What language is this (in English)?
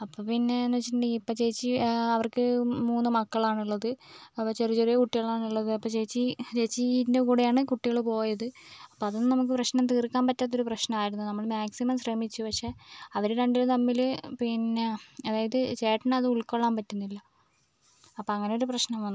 Malayalam